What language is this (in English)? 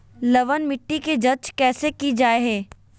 Magahi